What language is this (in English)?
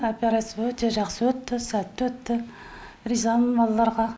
Kazakh